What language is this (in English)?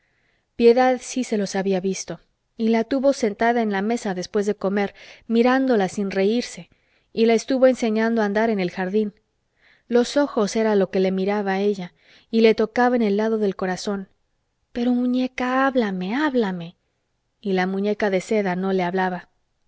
Spanish